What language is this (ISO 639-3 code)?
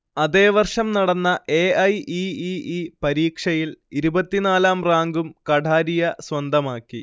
mal